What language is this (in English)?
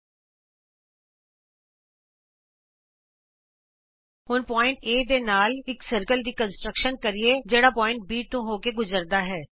Punjabi